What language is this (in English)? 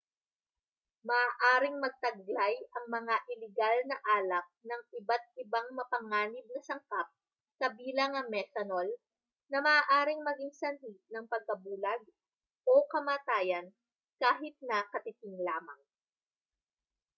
Filipino